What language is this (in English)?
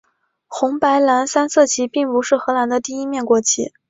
Chinese